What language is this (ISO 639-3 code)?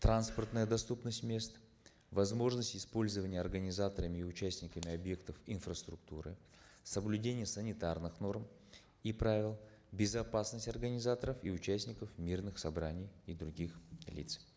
kaz